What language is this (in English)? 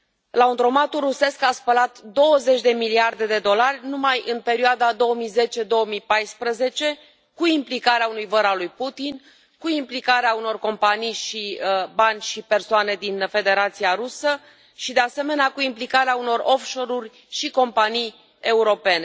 Romanian